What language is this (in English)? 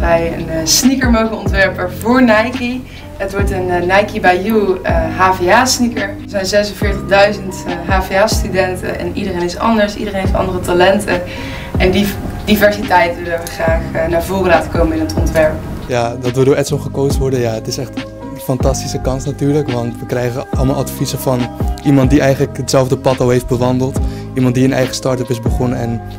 Dutch